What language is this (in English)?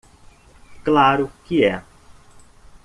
Portuguese